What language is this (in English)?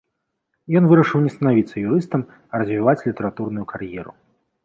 Belarusian